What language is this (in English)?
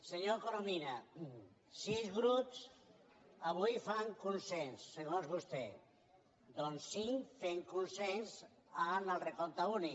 Catalan